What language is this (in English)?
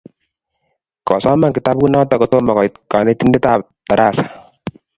Kalenjin